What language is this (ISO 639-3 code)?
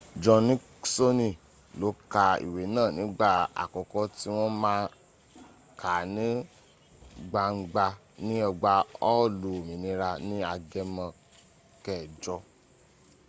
yor